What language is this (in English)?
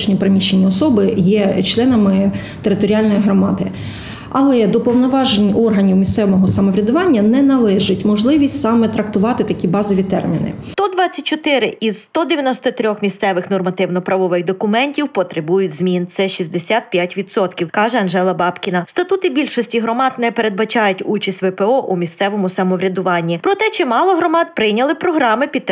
Ukrainian